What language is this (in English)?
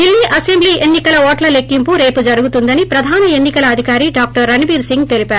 Telugu